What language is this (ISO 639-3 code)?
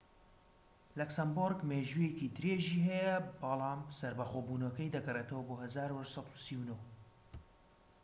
ckb